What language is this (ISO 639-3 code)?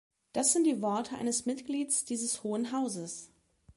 deu